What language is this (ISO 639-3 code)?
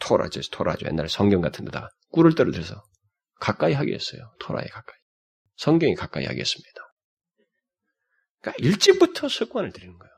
kor